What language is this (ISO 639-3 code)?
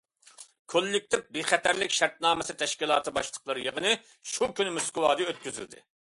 uig